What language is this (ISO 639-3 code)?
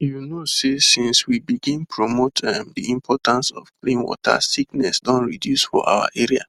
pcm